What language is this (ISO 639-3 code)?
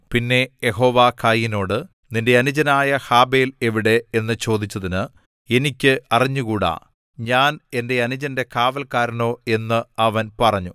mal